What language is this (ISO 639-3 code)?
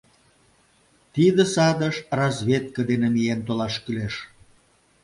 chm